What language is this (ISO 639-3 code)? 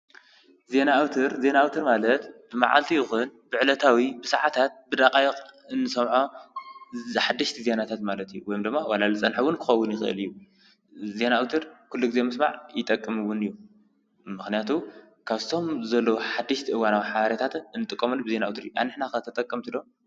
tir